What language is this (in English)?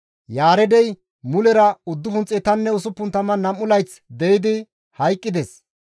Gamo